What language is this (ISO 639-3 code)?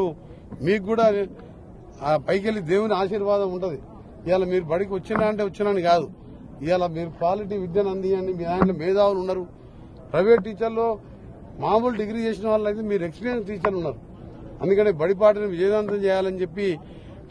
tel